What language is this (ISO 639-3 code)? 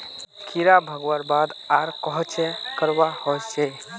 mag